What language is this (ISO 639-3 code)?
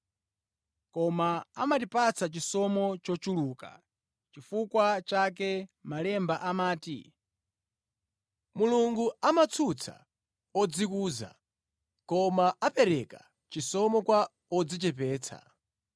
nya